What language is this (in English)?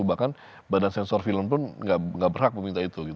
Indonesian